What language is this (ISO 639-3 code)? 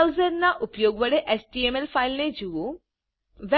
guj